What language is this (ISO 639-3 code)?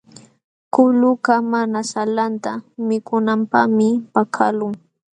qxw